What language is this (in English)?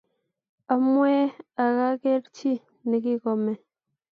Kalenjin